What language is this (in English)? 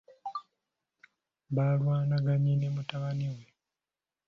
Ganda